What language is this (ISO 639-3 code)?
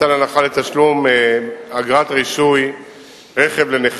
heb